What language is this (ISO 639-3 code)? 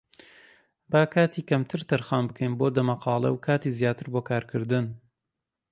ckb